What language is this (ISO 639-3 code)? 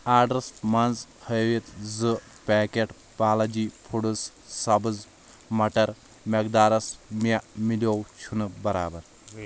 kas